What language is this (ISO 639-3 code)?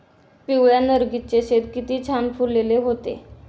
mar